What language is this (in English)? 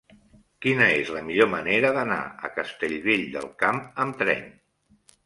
Catalan